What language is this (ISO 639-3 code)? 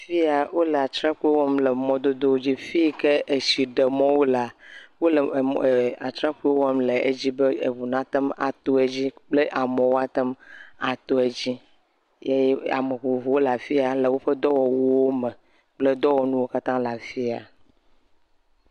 ewe